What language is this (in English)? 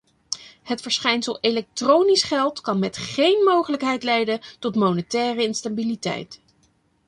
Dutch